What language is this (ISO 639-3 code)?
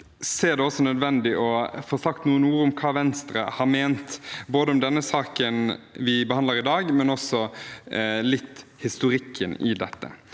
nor